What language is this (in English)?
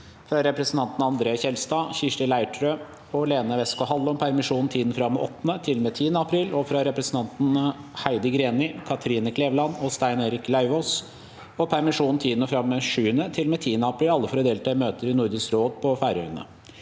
Norwegian